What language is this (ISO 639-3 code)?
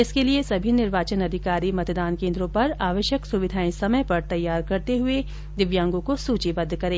hin